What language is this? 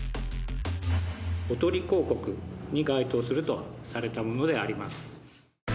Japanese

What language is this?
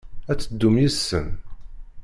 Kabyle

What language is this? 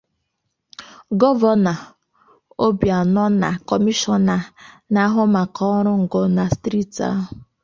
Igbo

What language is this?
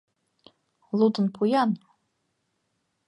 Mari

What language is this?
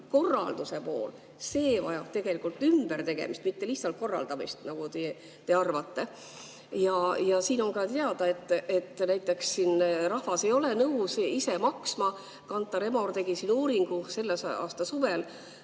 Estonian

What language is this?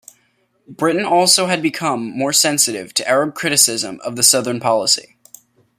English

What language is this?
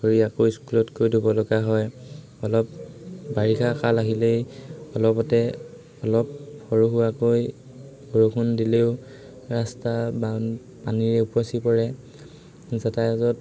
Assamese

